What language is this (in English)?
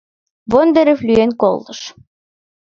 Mari